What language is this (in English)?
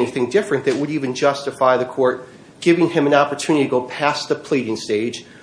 English